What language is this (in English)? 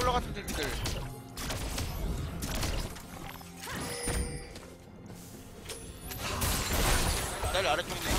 Korean